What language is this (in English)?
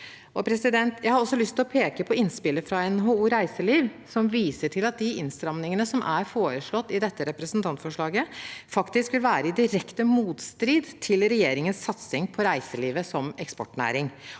Norwegian